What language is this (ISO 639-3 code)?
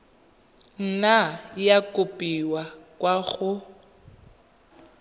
tsn